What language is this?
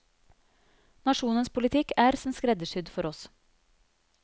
Norwegian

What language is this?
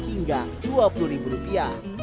Indonesian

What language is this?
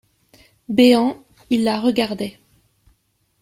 French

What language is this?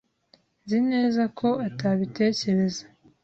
Kinyarwanda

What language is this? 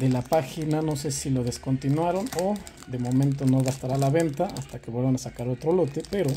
Spanish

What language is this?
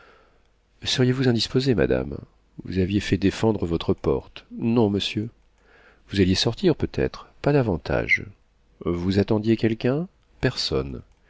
French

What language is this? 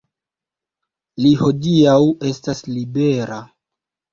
Esperanto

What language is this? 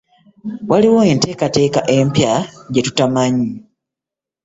Ganda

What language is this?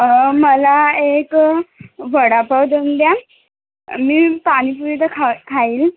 Marathi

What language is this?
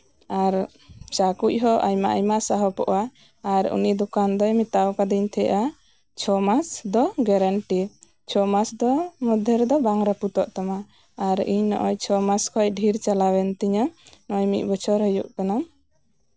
Santali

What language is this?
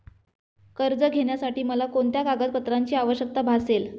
Marathi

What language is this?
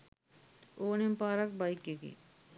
Sinhala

